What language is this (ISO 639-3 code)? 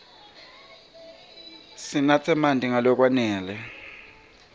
ssw